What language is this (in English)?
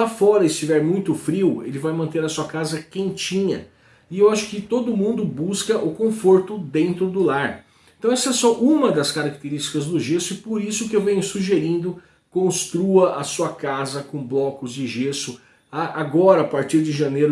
Portuguese